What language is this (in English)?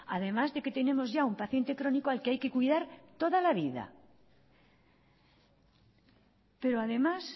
Spanish